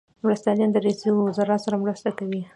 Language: Pashto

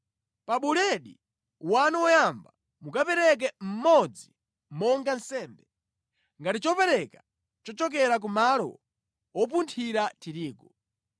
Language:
Nyanja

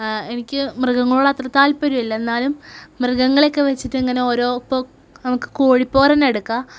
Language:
Malayalam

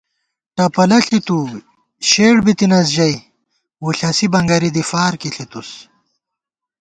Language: Gawar-Bati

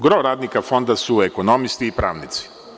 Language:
Serbian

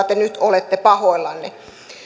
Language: Finnish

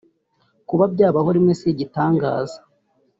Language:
Kinyarwanda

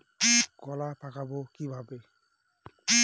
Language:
Bangla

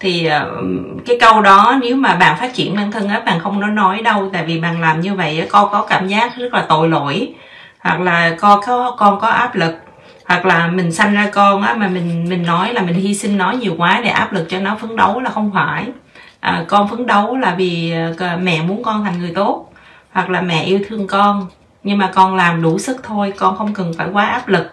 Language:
Vietnamese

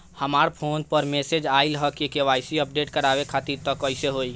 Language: Bhojpuri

